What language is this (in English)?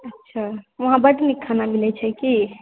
Maithili